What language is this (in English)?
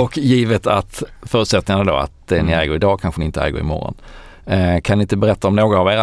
Swedish